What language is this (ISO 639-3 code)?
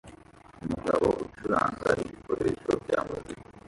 kin